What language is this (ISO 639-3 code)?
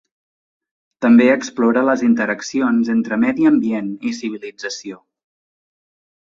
cat